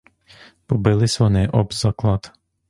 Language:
Ukrainian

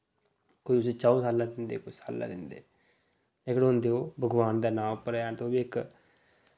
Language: Dogri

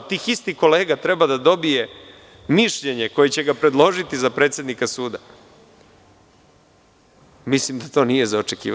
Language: Serbian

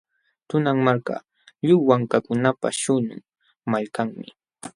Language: Jauja Wanca Quechua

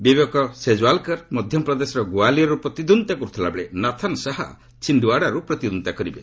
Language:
Odia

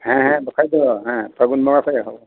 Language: Santali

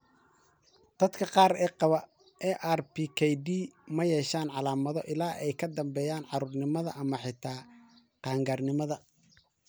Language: Somali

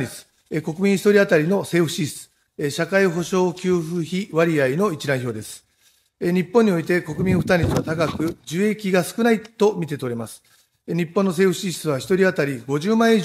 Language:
Japanese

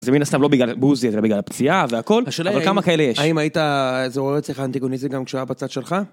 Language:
Hebrew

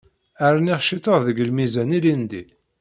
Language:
Kabyle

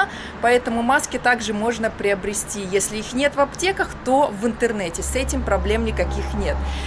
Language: Russian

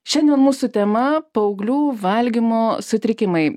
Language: Lithuanian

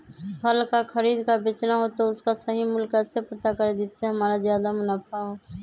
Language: Magahi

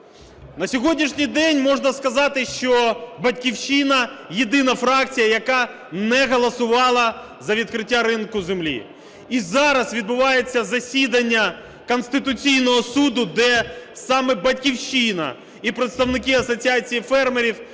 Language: Ukrainian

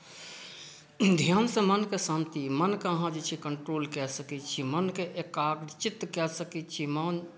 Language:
Maithili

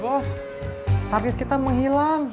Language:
Indonesian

